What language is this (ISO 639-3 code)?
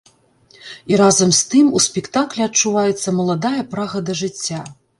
bel